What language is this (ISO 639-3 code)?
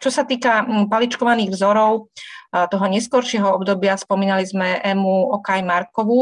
slk